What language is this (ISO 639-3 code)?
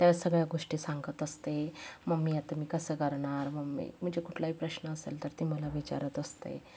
mar